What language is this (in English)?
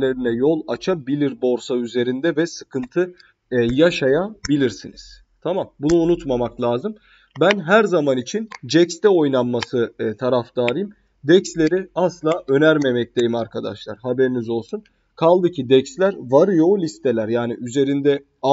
Turkish